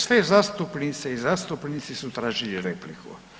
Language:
Croatian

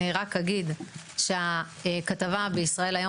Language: Hebrew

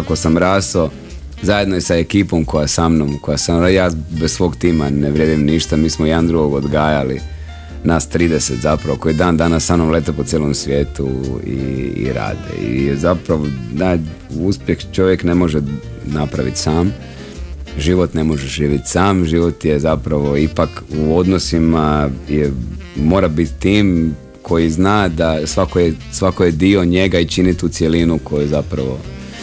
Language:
Croatian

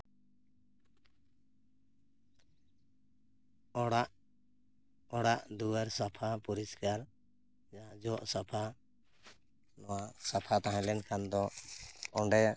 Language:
Santali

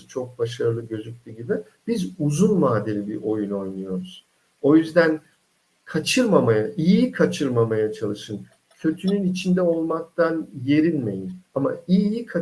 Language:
Turkish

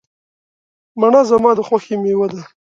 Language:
Pashto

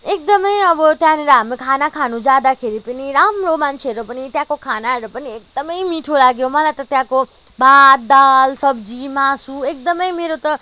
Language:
Nepali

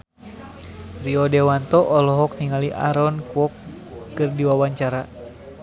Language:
Sundanese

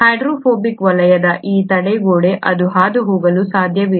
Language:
Kannada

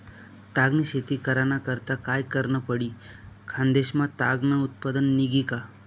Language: Marathi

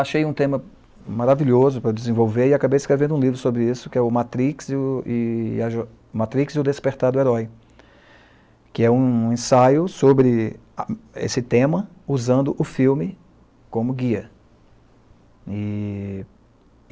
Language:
Portuguese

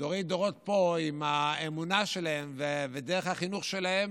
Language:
Hebrew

